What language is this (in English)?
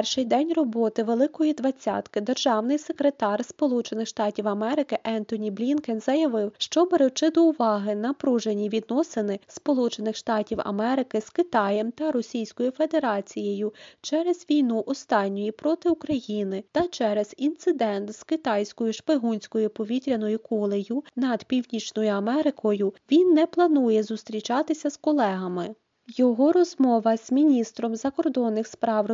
Ukrainian